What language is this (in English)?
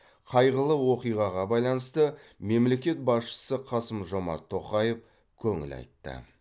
Kazakh